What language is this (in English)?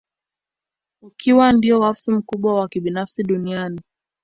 Swahili